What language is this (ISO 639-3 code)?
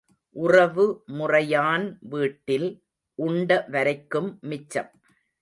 tam